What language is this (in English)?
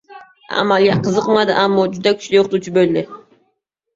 Uzbek